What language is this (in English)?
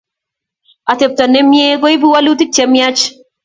Kalenjin